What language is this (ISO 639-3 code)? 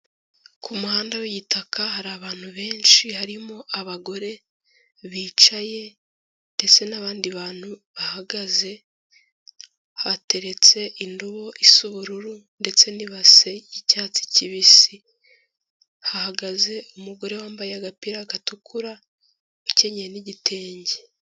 kin